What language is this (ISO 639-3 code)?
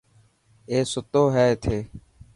mki